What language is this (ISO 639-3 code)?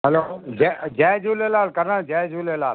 snd